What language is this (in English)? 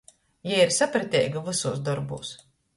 Latgalian